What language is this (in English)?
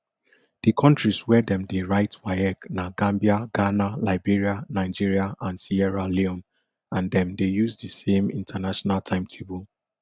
Nigerian Pidgin